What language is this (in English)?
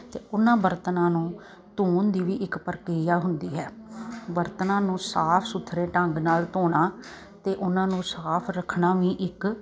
Punjabi